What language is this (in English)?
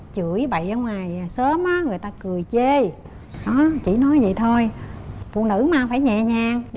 Vietnamese